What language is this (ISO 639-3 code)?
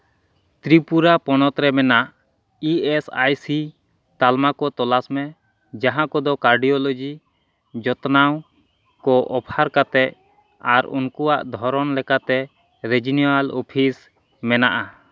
sat